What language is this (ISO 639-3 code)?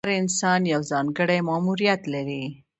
pus